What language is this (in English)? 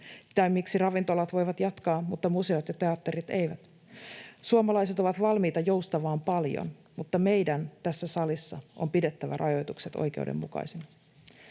Finnish